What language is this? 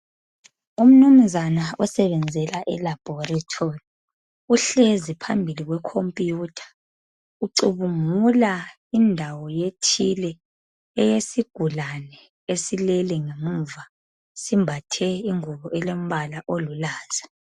North Ndebele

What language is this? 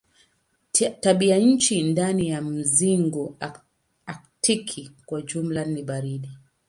Swahili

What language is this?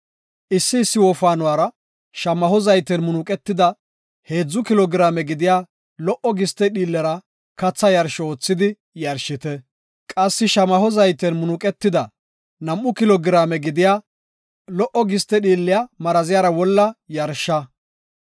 Gofa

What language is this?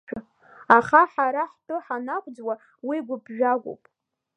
Abkhazian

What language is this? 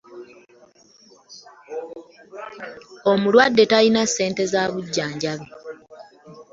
Ganda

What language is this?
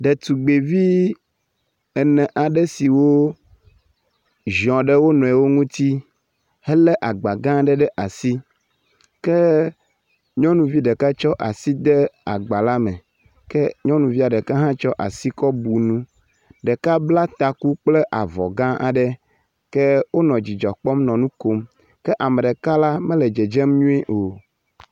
Ewe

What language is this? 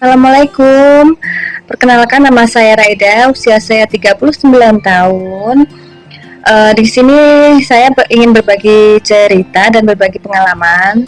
Indonesian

